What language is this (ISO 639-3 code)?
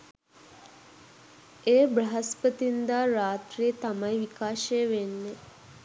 sin